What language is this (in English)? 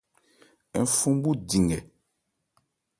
Ebrié